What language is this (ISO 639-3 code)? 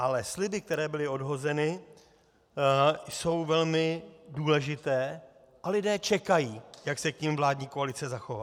ces